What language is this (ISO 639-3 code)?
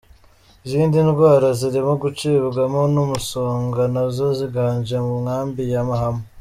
kin